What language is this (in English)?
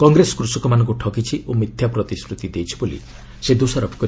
Odia